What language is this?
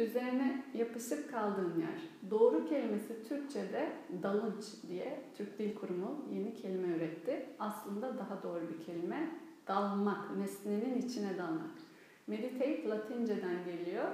Turkish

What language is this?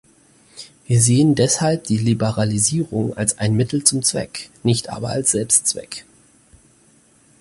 German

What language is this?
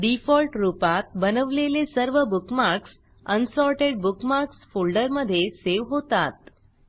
Marathi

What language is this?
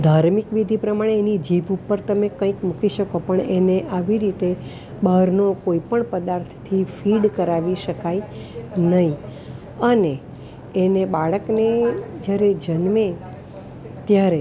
Gujarati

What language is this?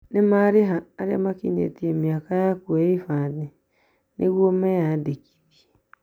Kikuyu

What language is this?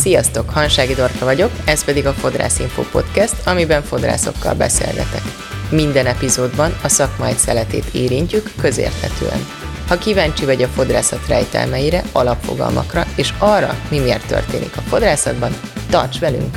Hungarian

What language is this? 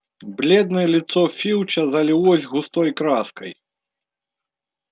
Russian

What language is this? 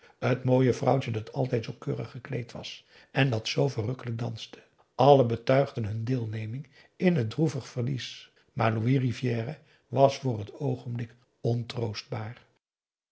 Dutch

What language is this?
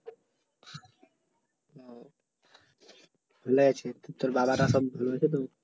Bangla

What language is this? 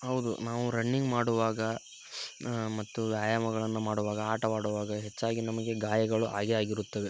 Kannada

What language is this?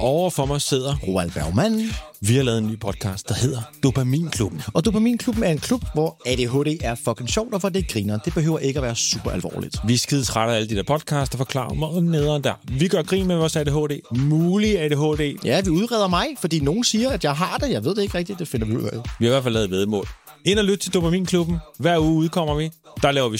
French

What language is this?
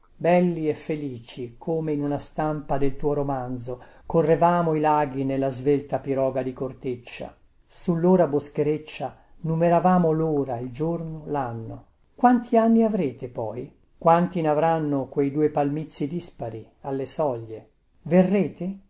Italian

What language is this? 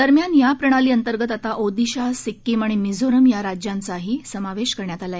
Marathi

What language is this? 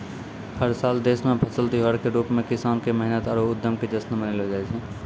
Maithili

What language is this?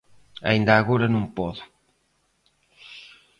Galician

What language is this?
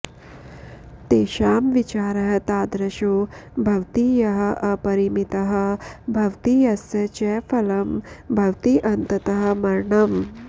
Sanskrit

